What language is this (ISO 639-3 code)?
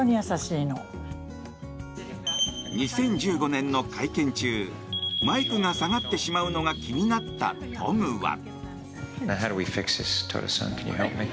jpn